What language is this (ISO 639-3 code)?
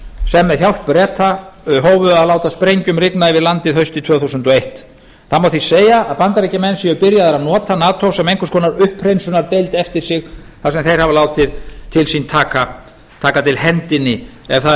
isl